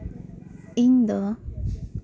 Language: Santali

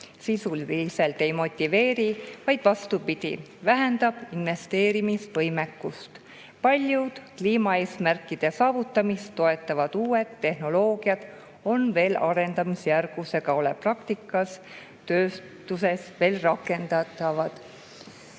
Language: Estonian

